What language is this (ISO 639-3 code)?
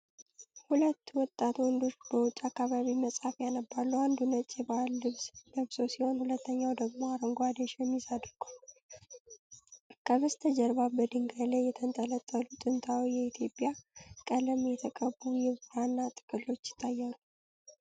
amh